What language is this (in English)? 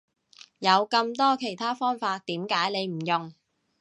Cantonese